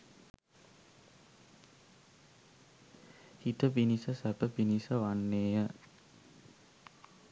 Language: Sinhala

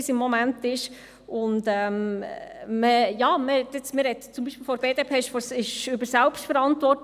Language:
Swiss German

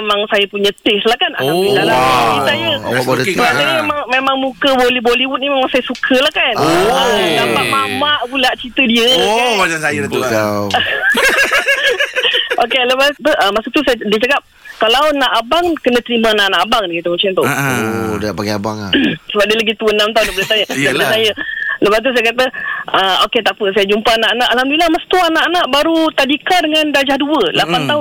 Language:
Malay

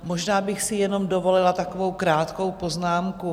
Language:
Czech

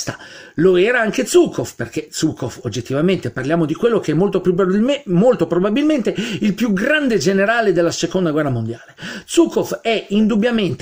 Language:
Italian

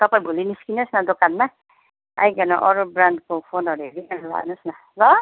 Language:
Nepali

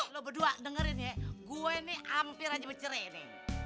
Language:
Indonesian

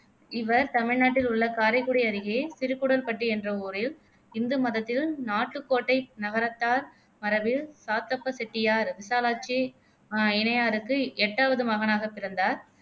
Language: Tamil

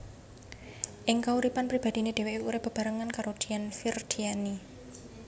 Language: Javanese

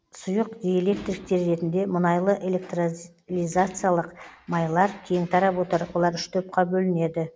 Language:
Kazakh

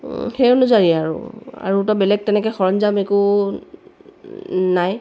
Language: Assamese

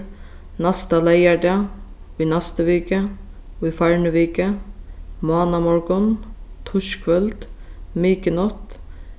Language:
Faroese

